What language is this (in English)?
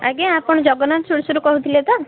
Odia